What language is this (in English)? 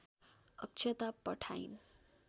Nepali